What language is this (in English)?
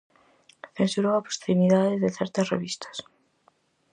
Galician